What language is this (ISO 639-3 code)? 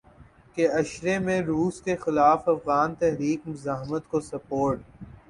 urd